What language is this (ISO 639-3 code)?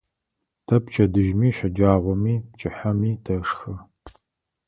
ady